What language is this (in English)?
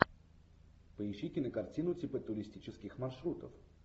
Russian